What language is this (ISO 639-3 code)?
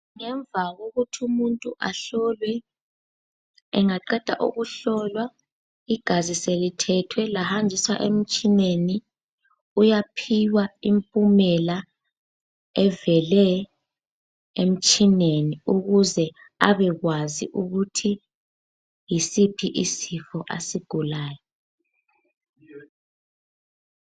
nde